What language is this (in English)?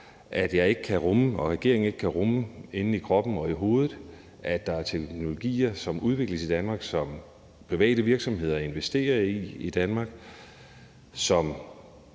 Danish